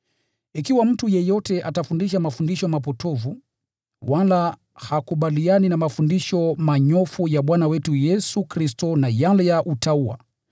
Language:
Swahili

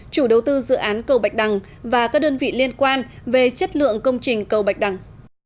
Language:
Vietnamese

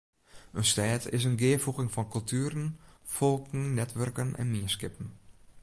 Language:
Western Frisian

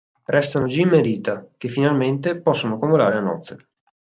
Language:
Italian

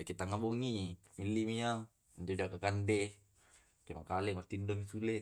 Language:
Tae'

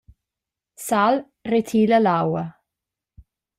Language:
Romansh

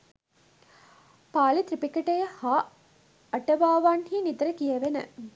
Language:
Sinhala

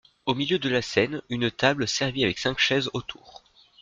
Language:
French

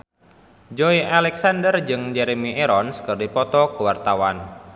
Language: Sundanese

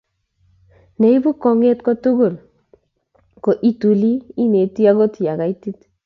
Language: Kalenjin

